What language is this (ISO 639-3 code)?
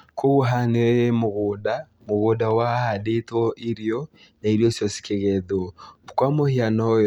kik